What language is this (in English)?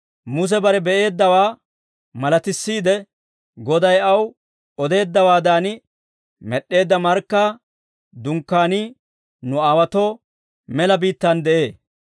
Dawro